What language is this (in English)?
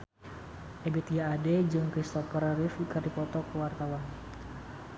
Sundanese